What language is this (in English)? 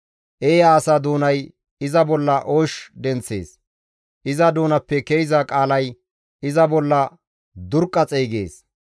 Gamo